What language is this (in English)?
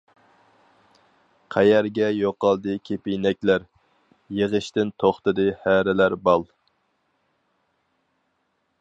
Uyghur